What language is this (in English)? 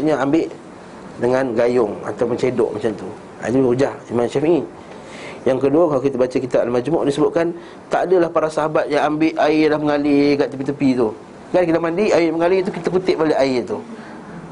Malay